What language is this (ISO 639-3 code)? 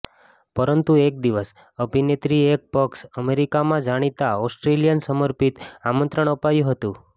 guj